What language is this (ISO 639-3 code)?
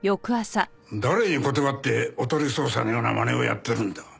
jpn